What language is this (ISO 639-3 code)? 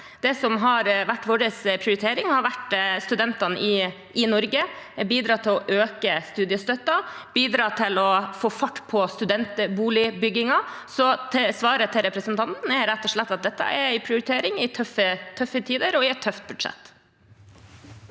nor